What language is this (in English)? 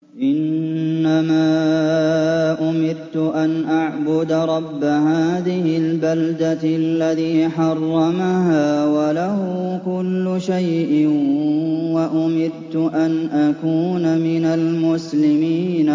Arabic